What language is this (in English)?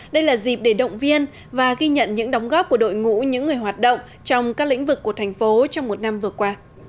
Vietnamese